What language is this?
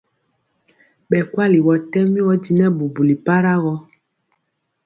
Mpiemo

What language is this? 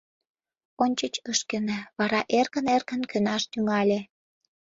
Mari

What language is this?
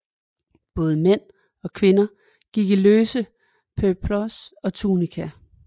Danish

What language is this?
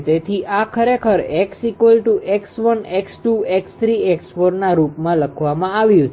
Gujarati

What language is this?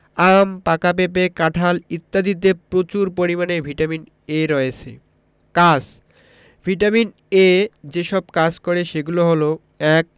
Bangla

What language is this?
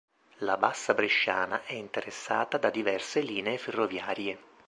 Italian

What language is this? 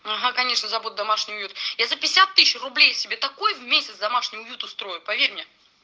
Russian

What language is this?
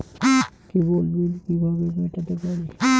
Bangla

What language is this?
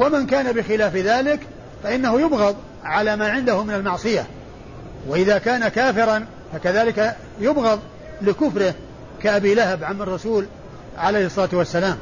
Arabic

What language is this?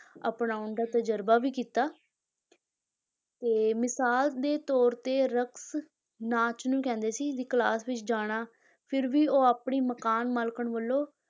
Punjabi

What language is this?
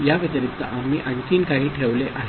Marathi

